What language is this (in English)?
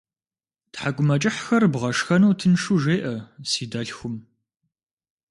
Kabardian